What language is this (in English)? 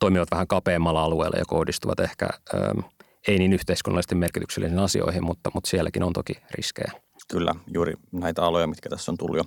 Finnish